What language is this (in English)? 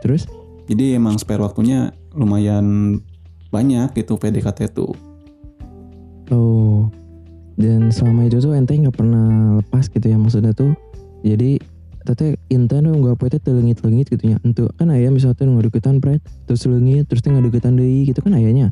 Indonesian